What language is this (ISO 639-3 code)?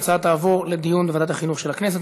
heb